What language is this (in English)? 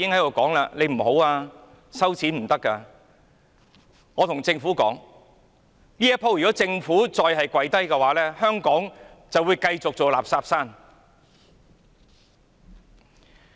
Cantonese